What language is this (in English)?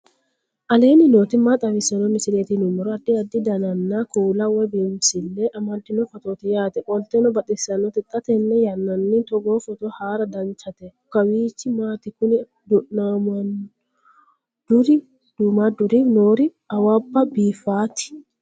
Sidamo